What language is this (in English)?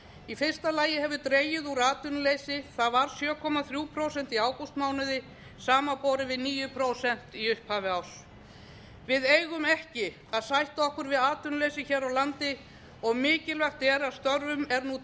Icelandic